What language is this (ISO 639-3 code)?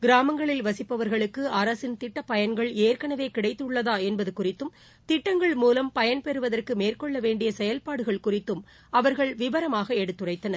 tam